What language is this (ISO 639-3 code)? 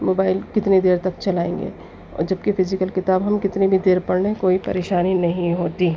urd